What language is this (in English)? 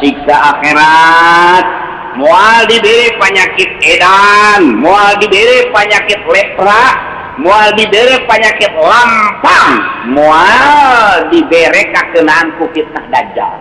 Indonesian